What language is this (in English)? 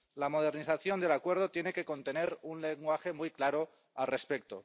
Spanish